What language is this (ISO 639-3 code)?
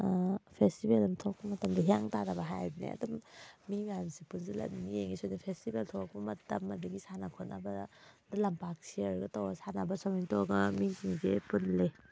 mni